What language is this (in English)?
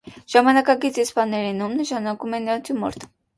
Armenian